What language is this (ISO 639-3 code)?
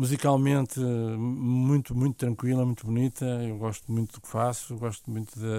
por